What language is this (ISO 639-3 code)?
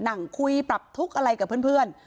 tha